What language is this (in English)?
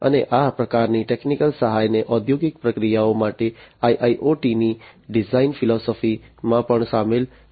Gujarati